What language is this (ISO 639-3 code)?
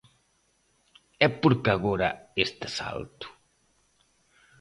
glg